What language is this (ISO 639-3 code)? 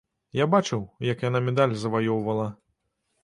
bel